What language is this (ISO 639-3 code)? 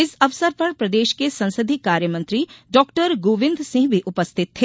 hin